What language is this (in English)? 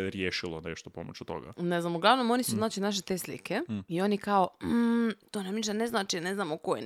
Croatian